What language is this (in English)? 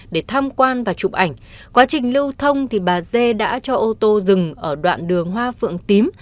Vietnamese